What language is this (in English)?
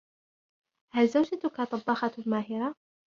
Arabic